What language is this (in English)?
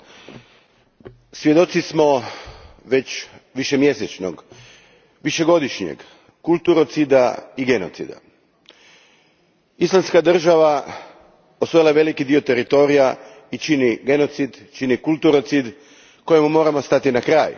Croatian